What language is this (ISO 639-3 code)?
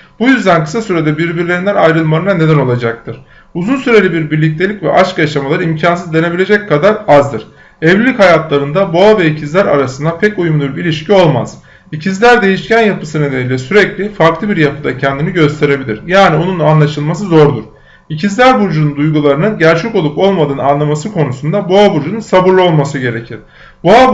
tur